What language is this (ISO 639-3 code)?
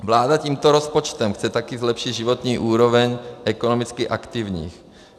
ces